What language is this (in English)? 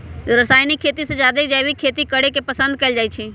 Magahi